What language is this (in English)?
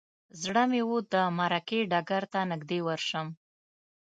Pashto